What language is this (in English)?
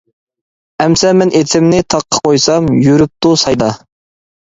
Uyghur